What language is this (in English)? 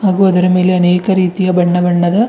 Kannada